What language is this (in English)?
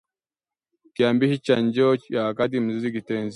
Swahili